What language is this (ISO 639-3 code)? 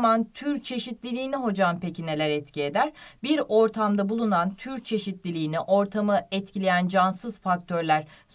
tur